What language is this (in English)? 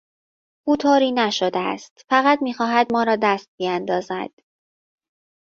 Persian